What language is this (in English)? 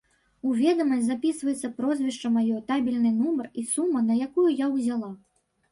Belarusian